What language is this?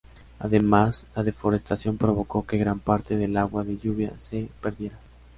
Spanish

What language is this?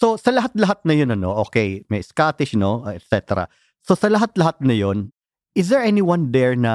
Filipino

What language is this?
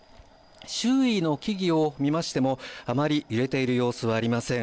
Japanese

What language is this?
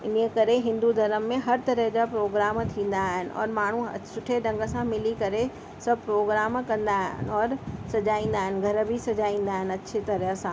Sindhi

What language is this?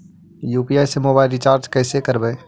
Magahi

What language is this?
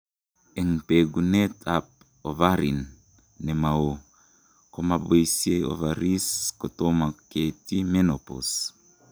Kalenjin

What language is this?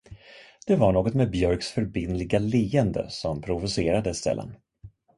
Swedish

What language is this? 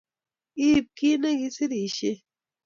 Kalenjin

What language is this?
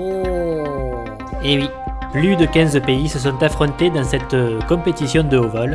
French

